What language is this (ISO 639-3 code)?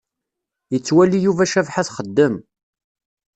kab